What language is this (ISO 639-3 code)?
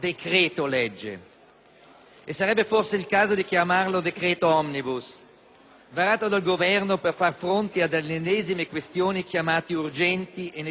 ita